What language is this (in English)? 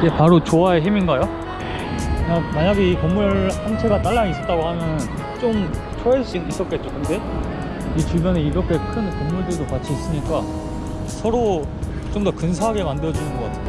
Korean